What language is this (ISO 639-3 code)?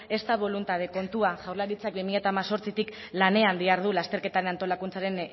eus